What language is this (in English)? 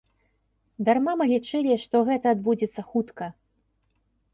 Belarusian